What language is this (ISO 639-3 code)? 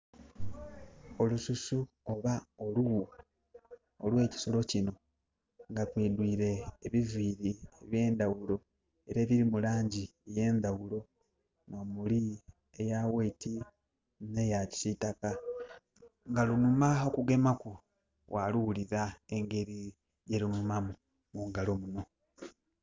xog